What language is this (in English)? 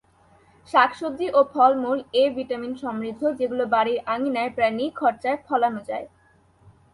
Bangla